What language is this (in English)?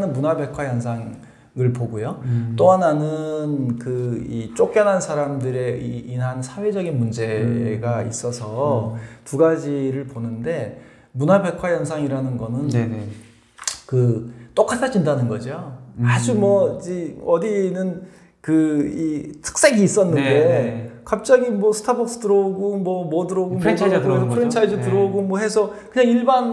Korean